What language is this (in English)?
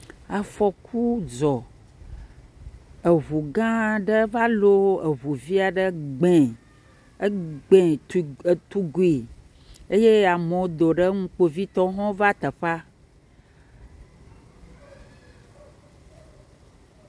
Ewe